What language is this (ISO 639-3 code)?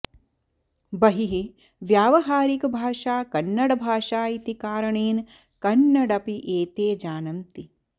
san